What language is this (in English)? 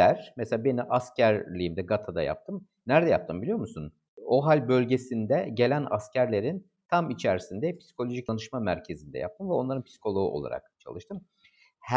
Turkish